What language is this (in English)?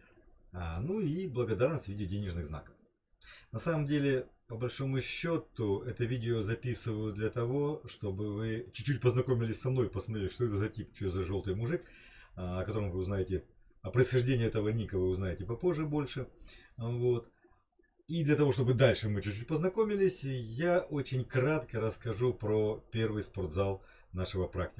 Russian